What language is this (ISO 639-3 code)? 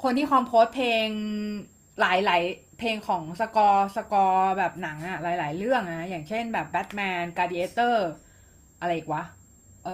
tha